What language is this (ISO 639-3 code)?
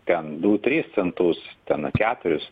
lit